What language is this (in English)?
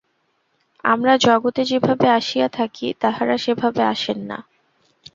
Bangla